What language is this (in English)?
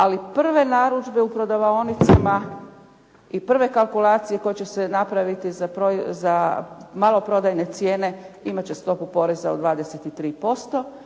Croatian